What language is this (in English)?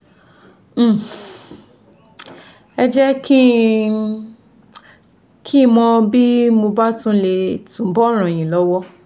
Yoruba